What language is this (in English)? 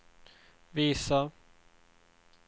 Swedish